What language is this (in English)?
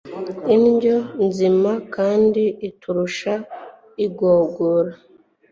Kinyarwanda